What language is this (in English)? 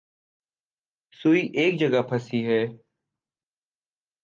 Urdu